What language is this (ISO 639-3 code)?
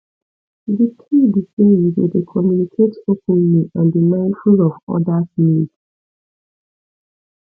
pcm